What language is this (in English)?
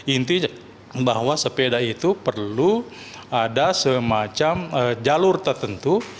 Indonesian